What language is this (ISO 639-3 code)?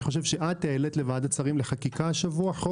heb